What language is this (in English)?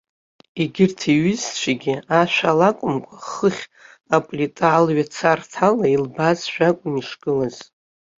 Abkhazian